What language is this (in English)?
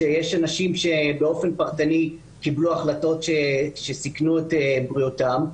Hebrew